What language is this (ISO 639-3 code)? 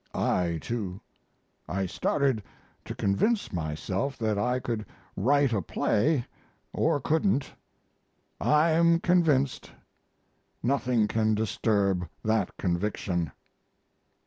eng